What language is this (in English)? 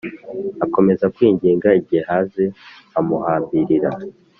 Kinyarwanda